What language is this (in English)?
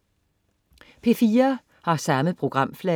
Danish